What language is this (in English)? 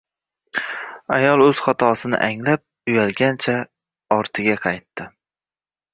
Uzbek